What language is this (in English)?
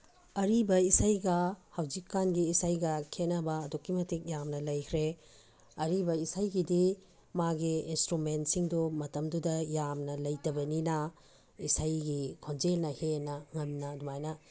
Manipuri